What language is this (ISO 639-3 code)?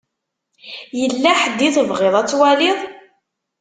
kab